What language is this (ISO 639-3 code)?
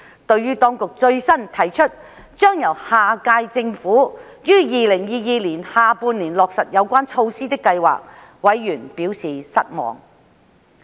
yue